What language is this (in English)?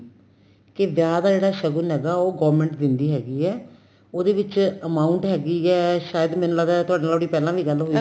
Punjabi